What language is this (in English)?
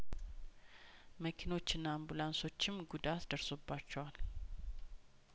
Amharic